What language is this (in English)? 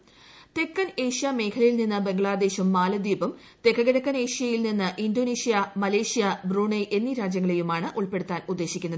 Malayalam